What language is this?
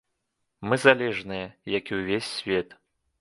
Belarusian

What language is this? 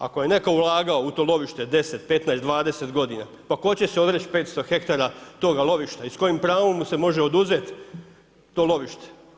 Croatian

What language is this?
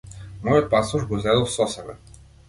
Macedonian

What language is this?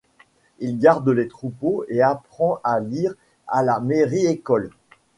French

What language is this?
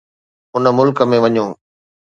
Sindhi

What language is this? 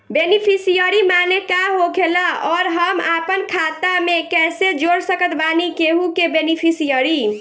Bhojpuri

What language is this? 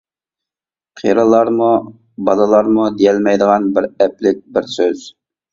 Uyghur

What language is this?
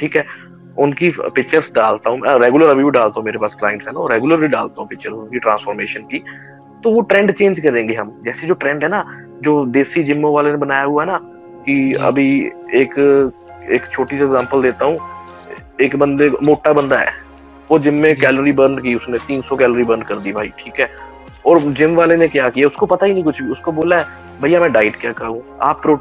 Hindi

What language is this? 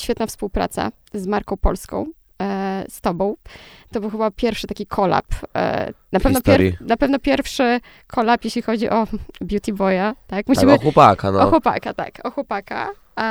Polish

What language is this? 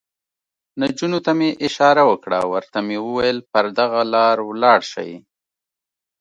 Pashto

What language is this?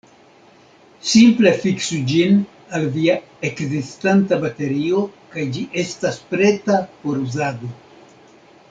Esperanto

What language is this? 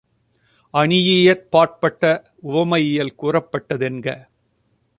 Tamil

